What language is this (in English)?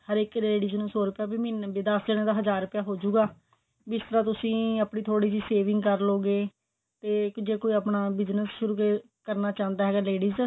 Punjabi